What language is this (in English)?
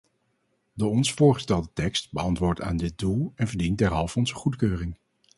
Dutch